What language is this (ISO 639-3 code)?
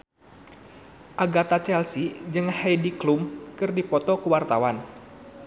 sun